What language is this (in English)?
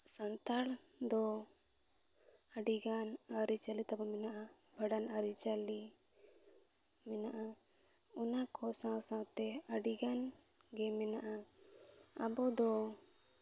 Santali